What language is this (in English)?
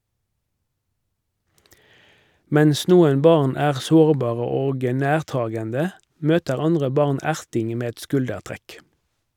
Norwegian